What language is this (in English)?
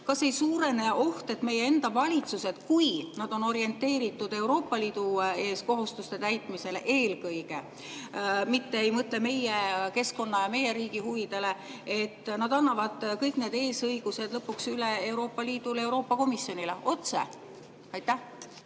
Estonian